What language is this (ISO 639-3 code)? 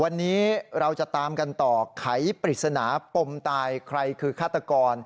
tha